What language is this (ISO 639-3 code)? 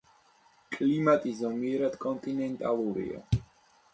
kat